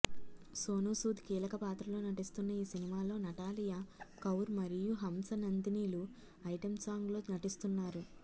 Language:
Telugu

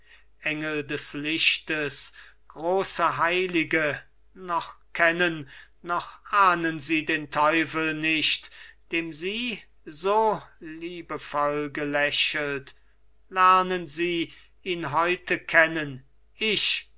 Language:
German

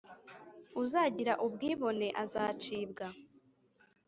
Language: Kinyarwanda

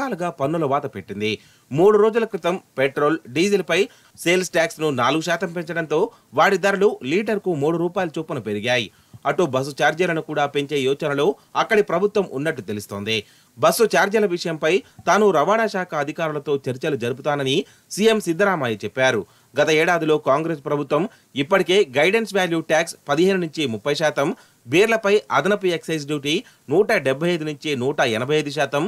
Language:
Telugu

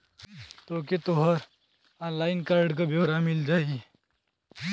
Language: Bhojpuri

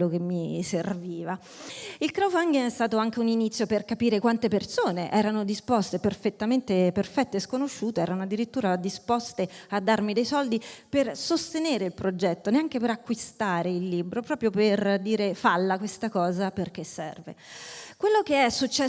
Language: Italian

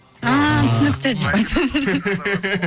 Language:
Kazakh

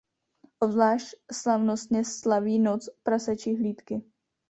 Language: Czech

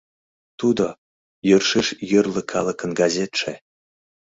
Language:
Mari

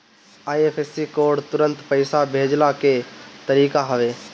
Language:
Bhojpuri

